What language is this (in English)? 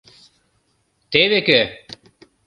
Mari